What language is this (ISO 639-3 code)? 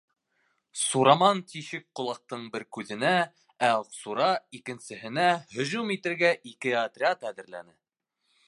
bak